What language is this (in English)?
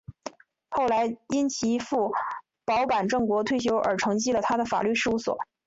Chinese